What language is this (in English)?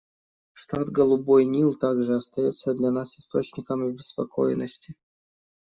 Russian